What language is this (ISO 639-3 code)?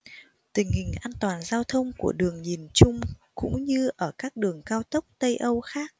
vie